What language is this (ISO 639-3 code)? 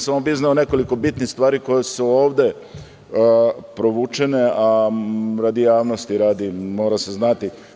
srp